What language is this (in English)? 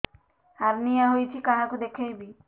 Odia